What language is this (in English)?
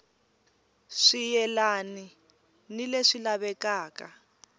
Tsonga